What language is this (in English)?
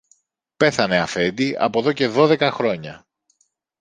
Greek